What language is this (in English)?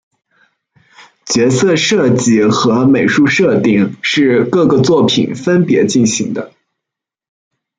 Chinese